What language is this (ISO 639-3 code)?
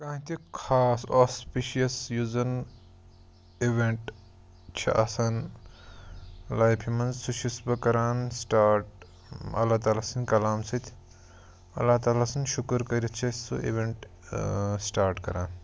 kas